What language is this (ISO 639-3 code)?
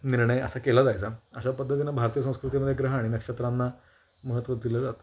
mar